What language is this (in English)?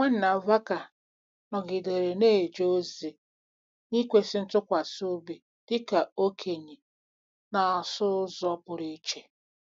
Igbo